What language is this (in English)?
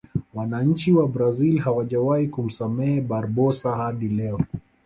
Swahili